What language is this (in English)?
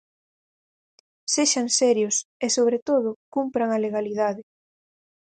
Galician